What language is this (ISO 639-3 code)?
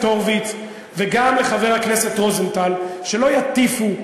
heb